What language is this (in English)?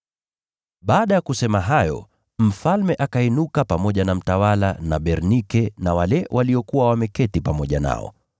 Swahili